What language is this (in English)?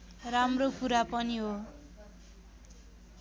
Nepali